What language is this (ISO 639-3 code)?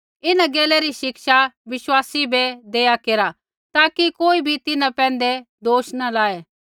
kfx